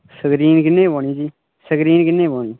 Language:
Dogri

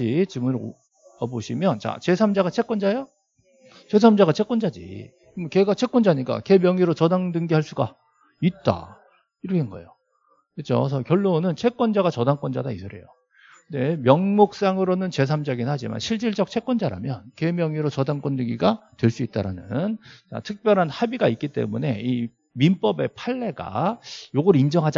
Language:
Korean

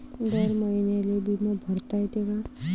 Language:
Marathi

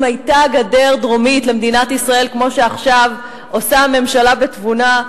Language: Hebrew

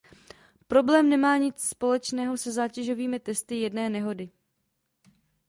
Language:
Czech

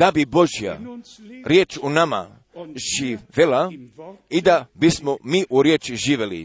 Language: Croatian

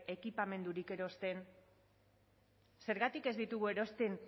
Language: Basque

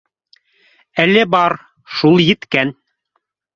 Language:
Bashkir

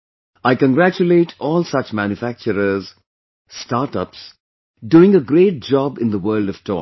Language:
English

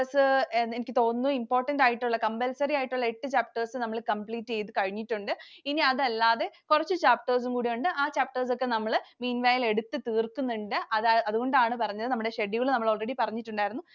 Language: Malayalam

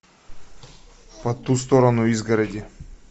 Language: Russian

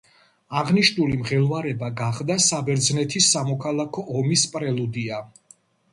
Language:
Georgian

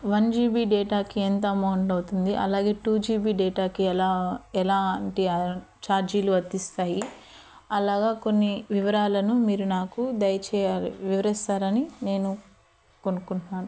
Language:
Telugu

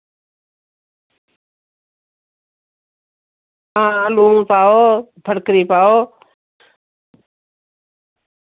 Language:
Dogri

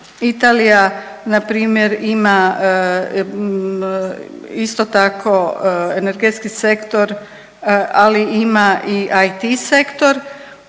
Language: Croatian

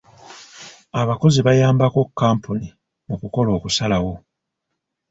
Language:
Ganda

